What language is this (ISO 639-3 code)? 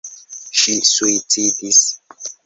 epo